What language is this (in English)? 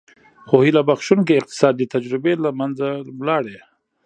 Pashto